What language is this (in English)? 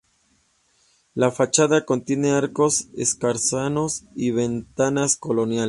Spanish